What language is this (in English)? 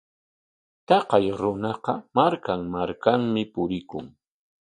Corongo Ancash Quechua